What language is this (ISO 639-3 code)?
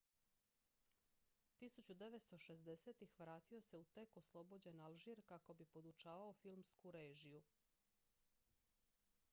hrv